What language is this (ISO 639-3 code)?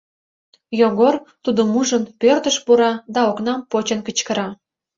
chm